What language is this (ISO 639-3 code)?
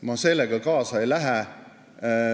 est